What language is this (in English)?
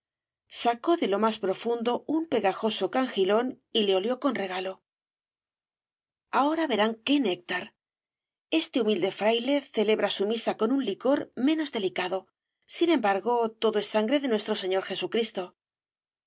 Spanish